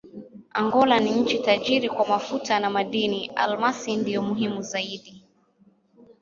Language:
Swahili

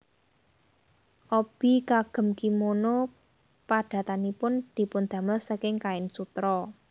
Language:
Javanese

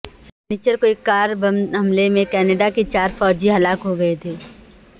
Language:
Urdu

